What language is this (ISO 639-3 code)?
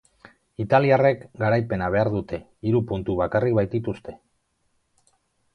eus